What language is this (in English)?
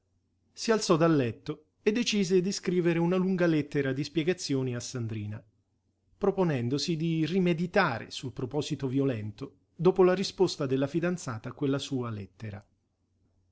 Italian